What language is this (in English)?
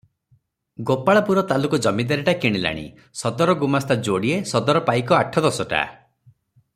Odia